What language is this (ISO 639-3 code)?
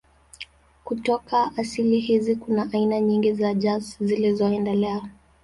swa